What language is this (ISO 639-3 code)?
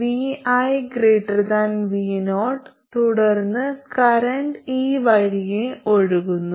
mal